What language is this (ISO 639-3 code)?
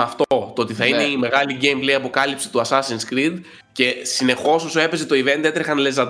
ell